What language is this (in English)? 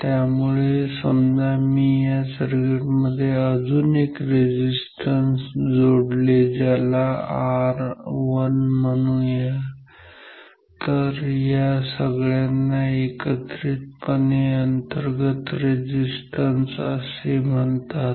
Marathi